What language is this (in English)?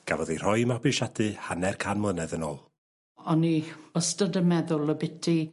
Welsh